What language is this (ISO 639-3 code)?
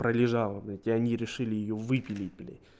rus